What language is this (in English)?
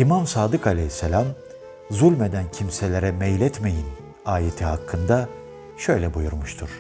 Turkish